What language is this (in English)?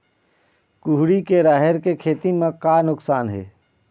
Chhattisgarhi